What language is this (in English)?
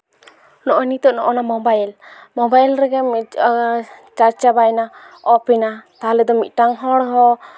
Santali